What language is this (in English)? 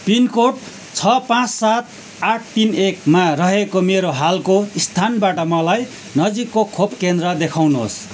Nepali